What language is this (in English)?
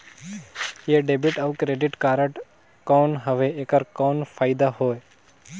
Chhattisgarhi